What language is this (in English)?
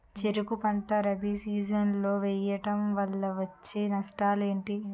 Telugu